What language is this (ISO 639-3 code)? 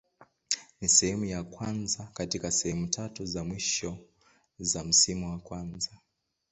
swa